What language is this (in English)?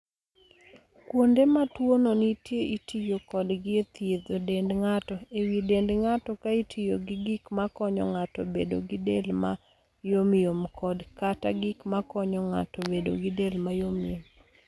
Luo (Kenya and Tanzania)